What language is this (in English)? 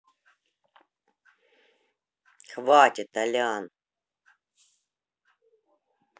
Russian